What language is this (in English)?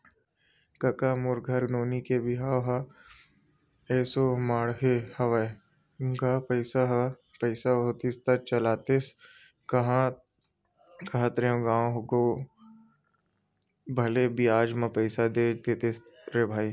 Chhattisgarhi